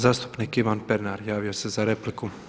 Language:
Croatian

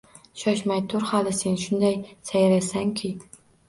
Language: Uzbek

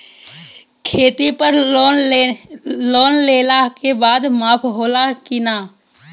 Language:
Bhojpuri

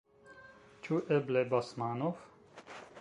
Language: Esperanto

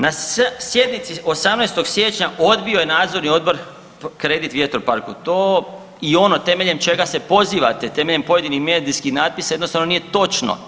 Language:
Croatian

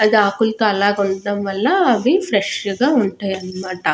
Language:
Telugu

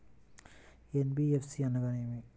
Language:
Telugu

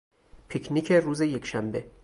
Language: Persian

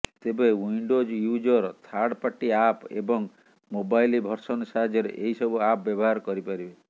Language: Odia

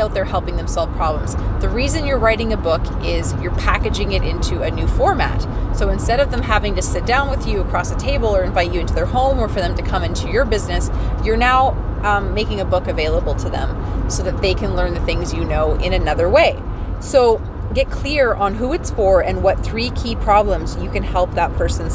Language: English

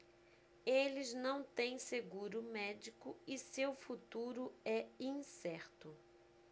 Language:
Portuguese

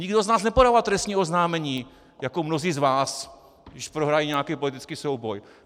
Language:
Czech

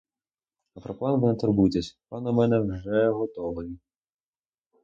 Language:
Ukrainian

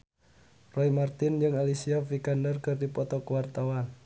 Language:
Sundanese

